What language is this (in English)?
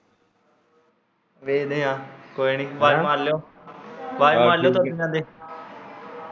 Punjabi